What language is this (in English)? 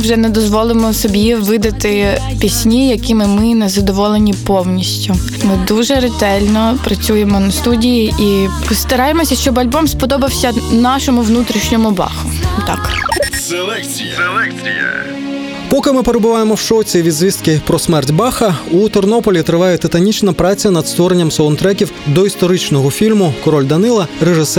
Ukrainian